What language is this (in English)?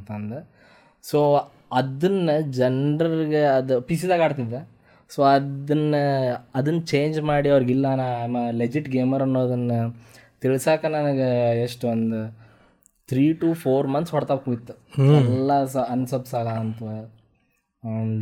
Kannada